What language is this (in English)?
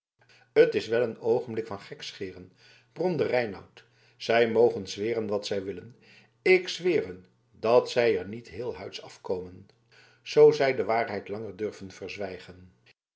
Dutch